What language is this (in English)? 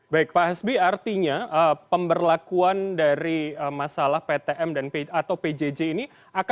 Indonesian